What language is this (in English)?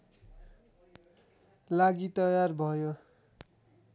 Nepali